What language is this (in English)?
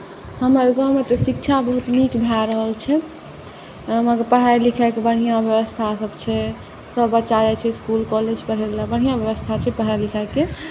Maithili